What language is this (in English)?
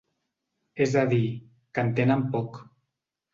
Catalan